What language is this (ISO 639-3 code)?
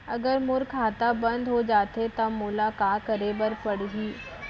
hne